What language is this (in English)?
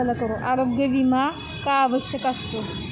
Marathi